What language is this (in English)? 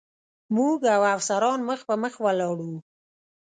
Pashto